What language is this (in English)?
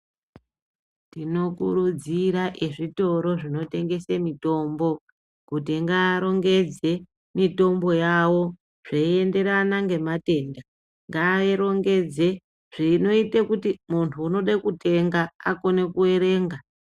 Ndau